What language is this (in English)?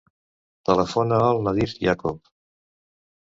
Catalan